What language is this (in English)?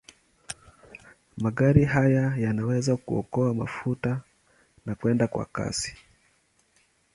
Swahili